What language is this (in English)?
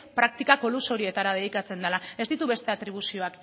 Basque